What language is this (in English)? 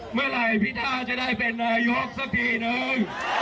Thai